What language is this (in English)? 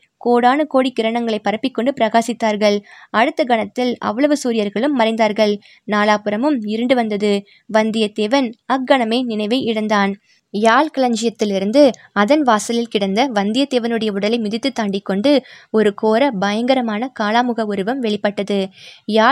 Tamil